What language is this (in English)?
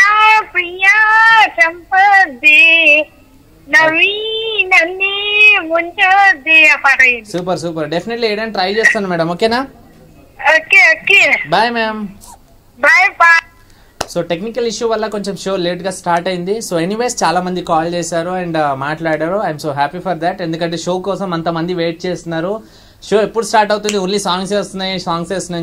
Hindi